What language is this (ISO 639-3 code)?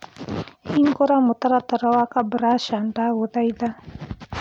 kik